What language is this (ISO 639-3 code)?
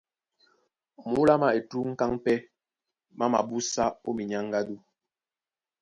dua